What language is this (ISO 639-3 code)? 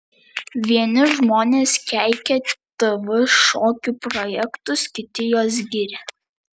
lit